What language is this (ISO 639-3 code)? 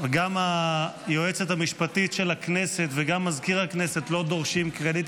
heb